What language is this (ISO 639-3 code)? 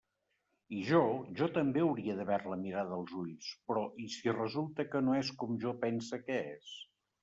cat